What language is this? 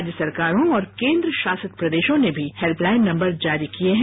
Hindi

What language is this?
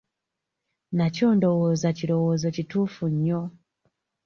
Ganda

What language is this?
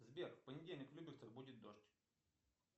Russian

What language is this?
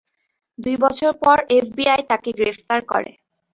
Bangla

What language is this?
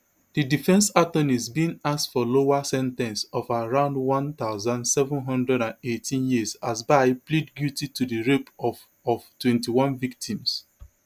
Nigerian Pidgin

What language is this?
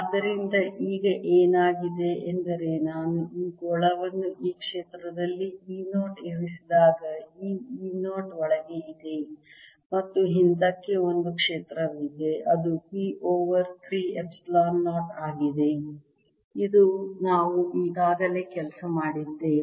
Kannada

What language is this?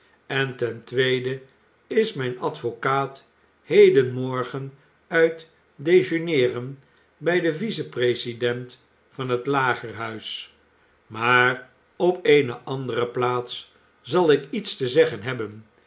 Dutch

